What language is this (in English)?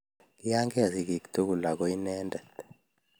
Kalenjin